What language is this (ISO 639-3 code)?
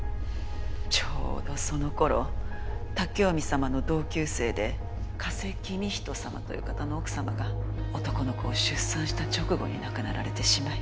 jpn